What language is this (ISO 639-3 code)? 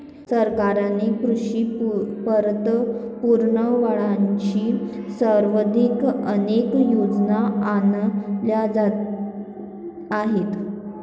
mar